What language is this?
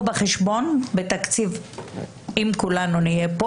Hebrew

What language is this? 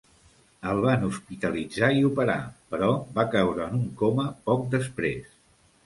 Catalan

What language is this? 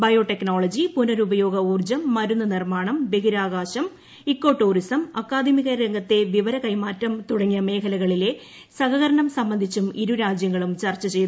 Malayalam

